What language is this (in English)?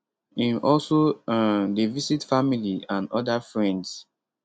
Nigerian Pidgin